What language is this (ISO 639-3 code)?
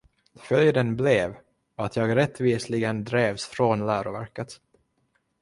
swe